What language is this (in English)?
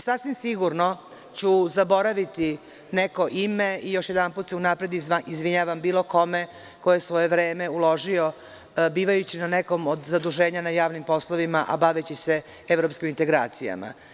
Serbian